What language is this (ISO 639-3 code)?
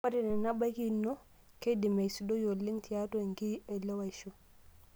mas